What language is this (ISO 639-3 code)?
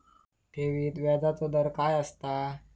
mar